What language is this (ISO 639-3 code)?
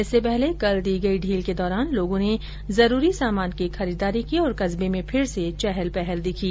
hin